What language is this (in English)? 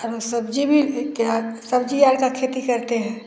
Hindi